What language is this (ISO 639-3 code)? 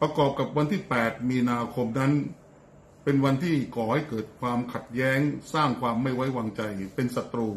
tha